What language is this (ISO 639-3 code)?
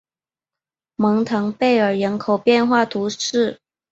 zho